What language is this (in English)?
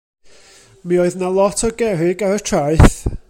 Welsh